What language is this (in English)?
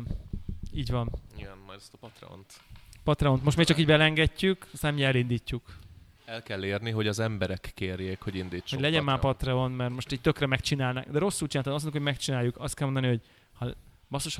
Hungarian